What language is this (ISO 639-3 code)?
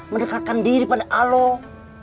ind